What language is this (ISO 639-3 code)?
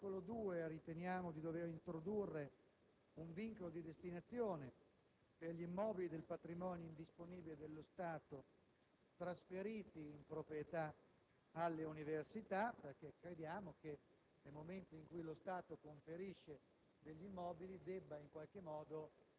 ita